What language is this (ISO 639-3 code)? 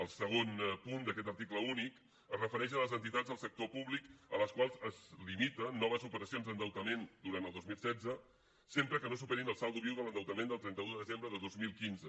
cat